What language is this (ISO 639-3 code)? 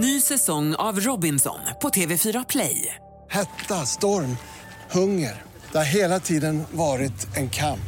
swe